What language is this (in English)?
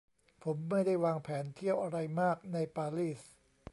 Thai